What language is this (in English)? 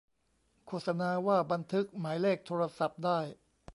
Thai